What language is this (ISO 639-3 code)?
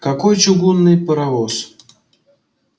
rus